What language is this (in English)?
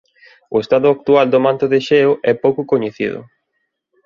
Galician